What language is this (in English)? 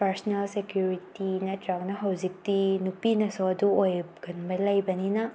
Manipuri